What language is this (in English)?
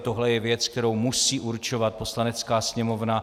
Czech